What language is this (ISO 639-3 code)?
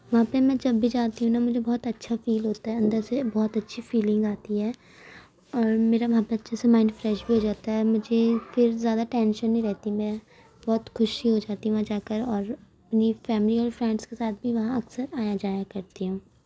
urd